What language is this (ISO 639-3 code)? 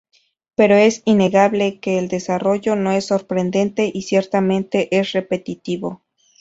spa